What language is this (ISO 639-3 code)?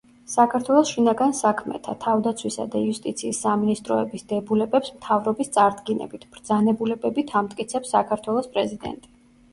kat